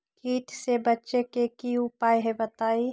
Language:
Magahi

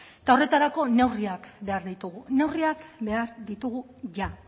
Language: Basque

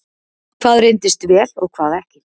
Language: Icelandic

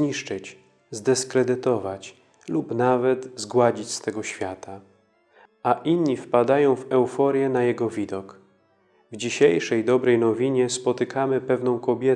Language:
Polish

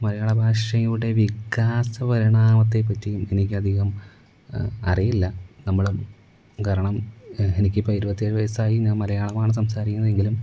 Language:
Malayalam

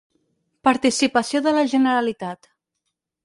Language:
Catalan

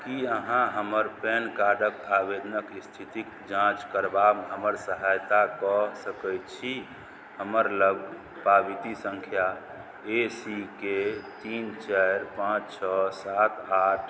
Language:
Maithili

